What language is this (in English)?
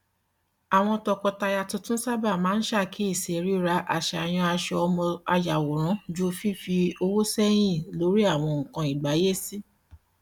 Yoruba